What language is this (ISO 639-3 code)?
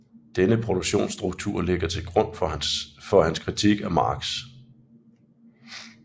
dan